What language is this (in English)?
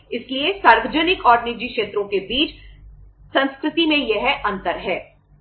Hindi